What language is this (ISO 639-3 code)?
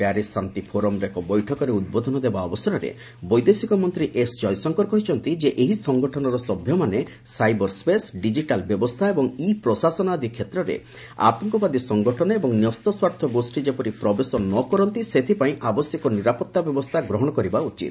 ori